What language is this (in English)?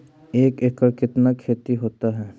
Magahi